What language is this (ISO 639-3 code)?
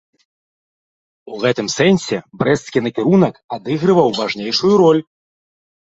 bel